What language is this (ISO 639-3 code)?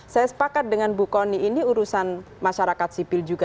ind